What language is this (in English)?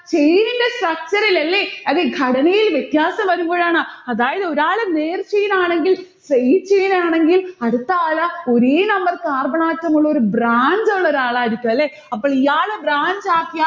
Malayalam